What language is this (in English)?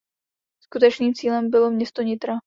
Czech